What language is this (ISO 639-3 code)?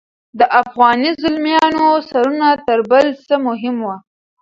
pus